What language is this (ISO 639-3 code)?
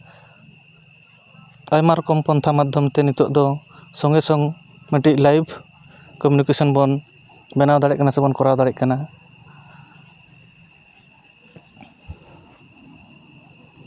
sat